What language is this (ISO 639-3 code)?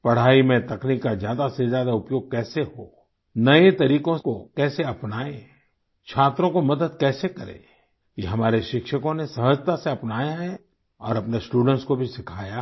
hin